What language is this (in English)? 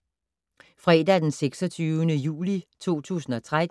Danish